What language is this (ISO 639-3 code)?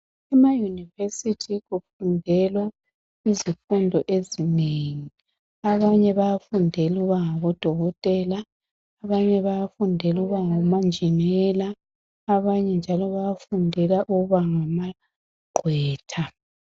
nde